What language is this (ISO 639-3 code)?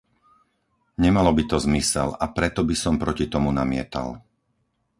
slk